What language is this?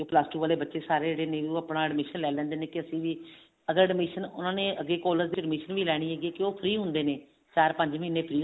Punjabi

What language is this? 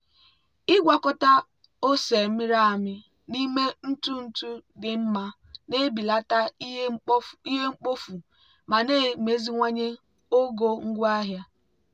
Igbo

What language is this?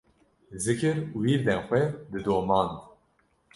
Kurdish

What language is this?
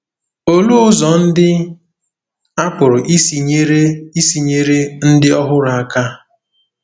Igbo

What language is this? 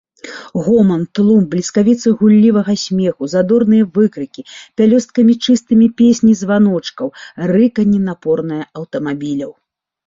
Belarusian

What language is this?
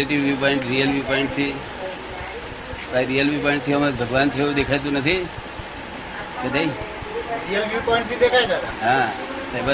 Gujarati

